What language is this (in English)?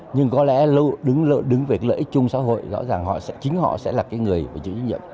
Vietnamese